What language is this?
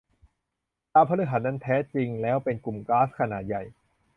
Thai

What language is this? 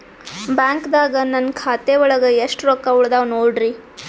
Kannada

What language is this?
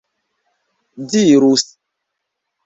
Esperanto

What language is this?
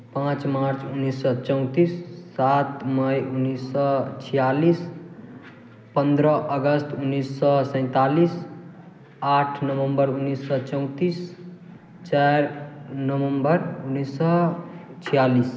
Maithili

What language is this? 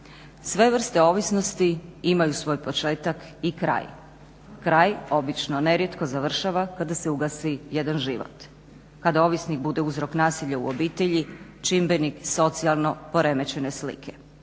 Croatian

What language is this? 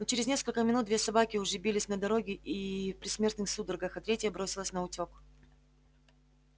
Russian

